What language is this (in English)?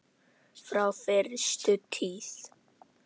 Icelandic